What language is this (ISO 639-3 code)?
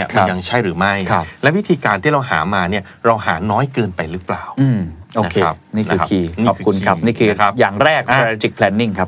tha